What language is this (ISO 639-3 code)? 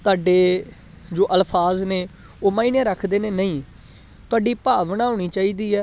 pan